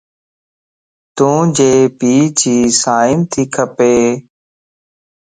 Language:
Lasi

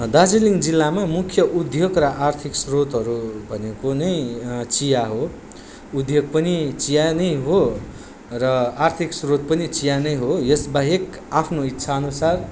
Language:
Nepali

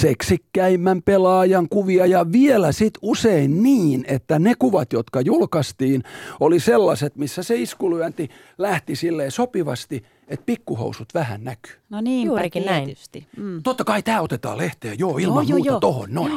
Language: Finnish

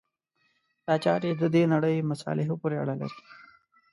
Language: Pashto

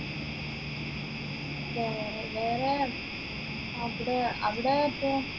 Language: Malayalam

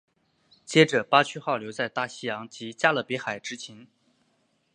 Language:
Chinese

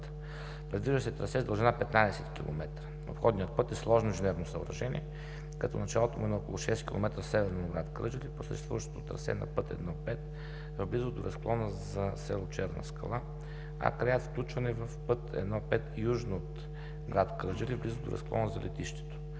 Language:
Bulgarian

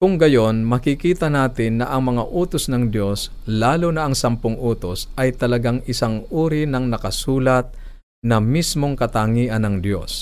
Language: Filipino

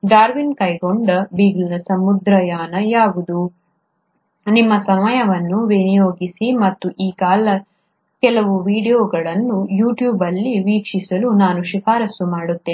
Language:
Kannada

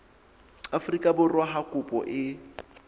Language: Southern Sotho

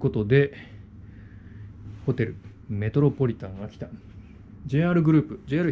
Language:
Japanese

